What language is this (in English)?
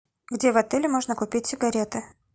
Russian